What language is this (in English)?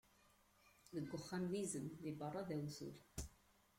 Kabyle